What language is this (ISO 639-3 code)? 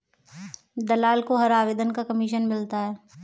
hin